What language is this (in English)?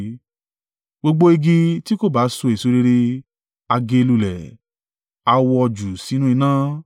Yoruba